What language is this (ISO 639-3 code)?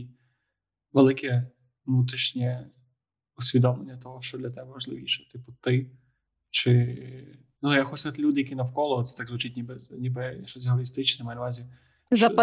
ukr